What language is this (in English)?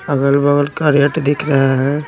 Hindi